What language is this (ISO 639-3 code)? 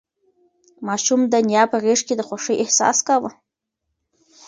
pus